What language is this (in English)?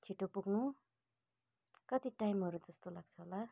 Nepali